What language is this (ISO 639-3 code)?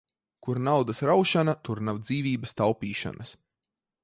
lav